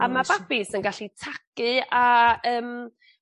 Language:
Welsh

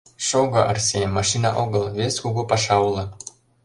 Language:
Mari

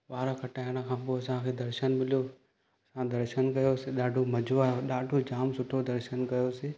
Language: Sindhi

